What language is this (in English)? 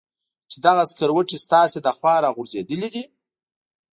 Pashto